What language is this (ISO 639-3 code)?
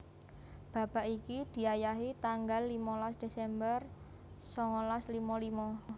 jav